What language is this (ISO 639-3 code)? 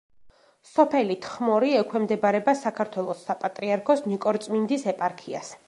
kat